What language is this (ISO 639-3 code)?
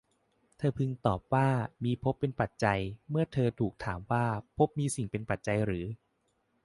tha